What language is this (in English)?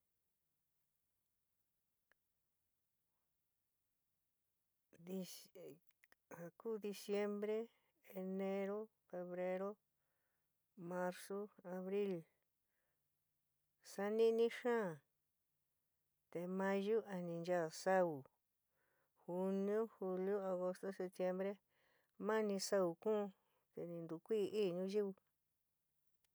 San Miguel El Grande Mixtec